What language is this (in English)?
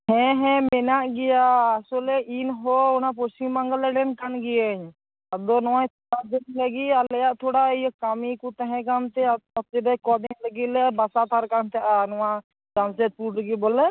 Santali